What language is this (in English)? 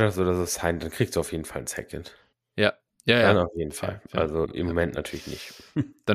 German